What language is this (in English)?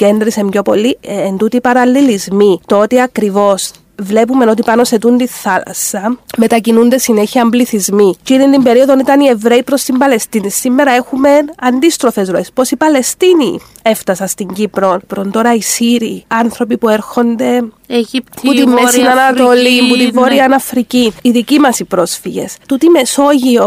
Greek